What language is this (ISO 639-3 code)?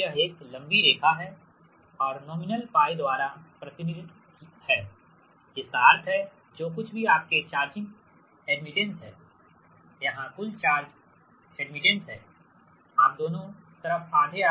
hin